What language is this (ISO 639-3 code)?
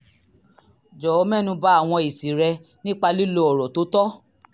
yor